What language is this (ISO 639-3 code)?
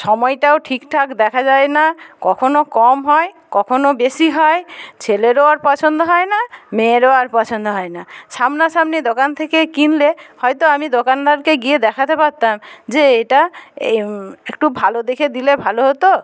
ben